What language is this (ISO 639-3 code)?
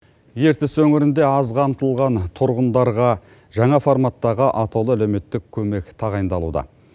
kaz